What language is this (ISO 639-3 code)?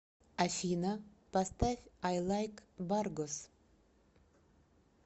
rus